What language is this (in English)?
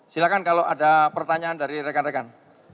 Indonesian